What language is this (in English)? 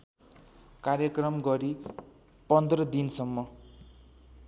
Nepali